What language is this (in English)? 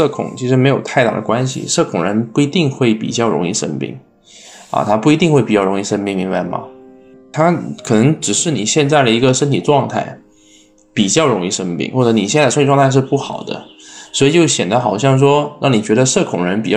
Chinese